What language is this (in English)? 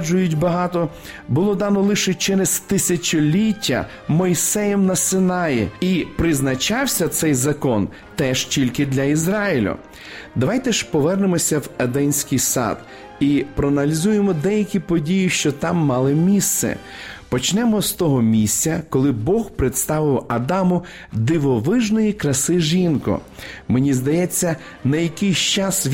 Ukrainian